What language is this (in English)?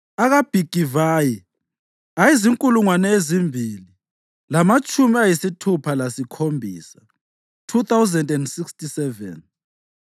North Ndebele